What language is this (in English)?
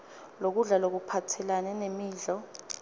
Swati